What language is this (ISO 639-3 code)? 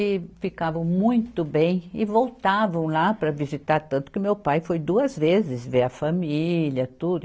por